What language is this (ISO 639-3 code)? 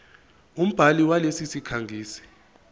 zul